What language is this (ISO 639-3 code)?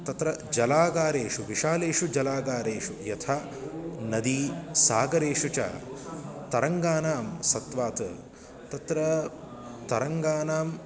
san